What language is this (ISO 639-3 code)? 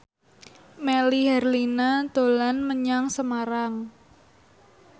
jav